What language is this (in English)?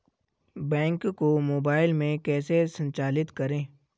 Hindi